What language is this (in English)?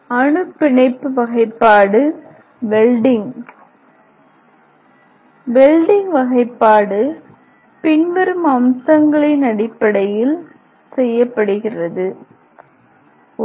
Tamil